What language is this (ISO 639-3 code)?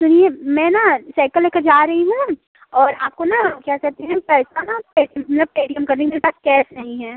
hin